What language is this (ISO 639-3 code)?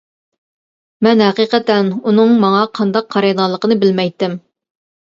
uig